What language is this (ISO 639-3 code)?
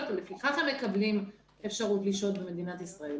heb